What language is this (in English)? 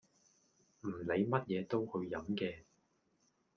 Cantonese